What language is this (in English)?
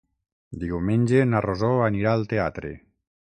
Catalan